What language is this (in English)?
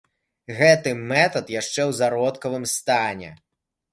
Belarusian